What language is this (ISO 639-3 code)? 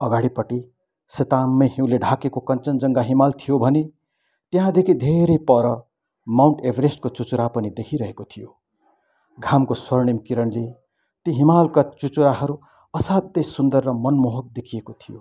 nep